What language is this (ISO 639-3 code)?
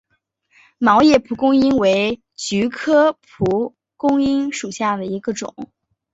zho